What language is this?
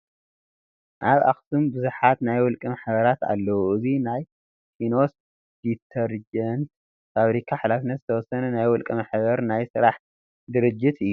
Tigrinya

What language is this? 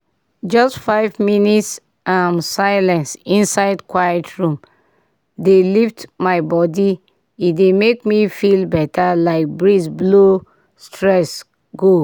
Nigerian Pidgin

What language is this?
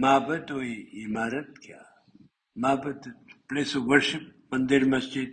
Urdu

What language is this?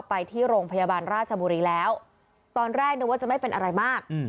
Thai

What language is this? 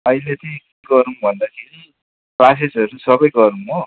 Nepali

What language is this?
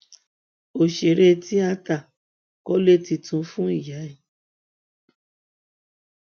Yoruba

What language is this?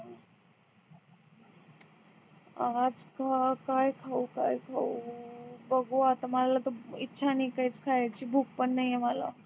Marathi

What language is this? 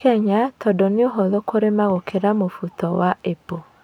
Kikuyu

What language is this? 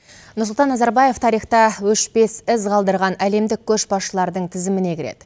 Kazakh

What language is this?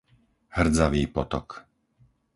Slovak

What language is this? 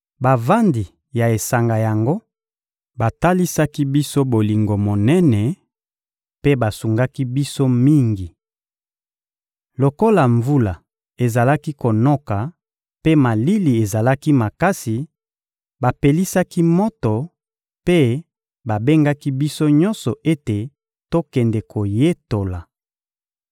Lingala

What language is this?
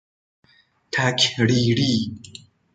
Persian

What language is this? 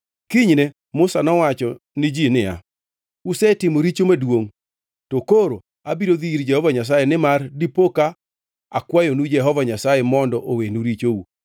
Luo (Kenya and Tanzania)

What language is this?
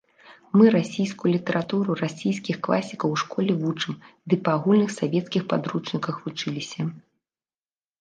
Belarusian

